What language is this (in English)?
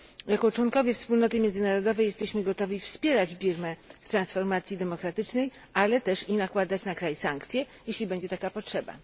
Polish